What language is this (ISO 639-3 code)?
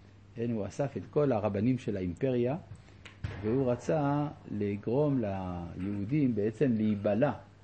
heb